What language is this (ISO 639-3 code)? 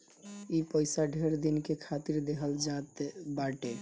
bho